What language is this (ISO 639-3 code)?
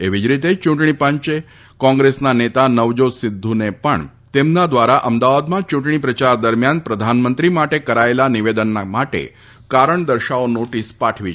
guj